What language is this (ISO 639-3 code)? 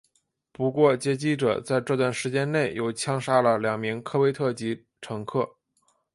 zho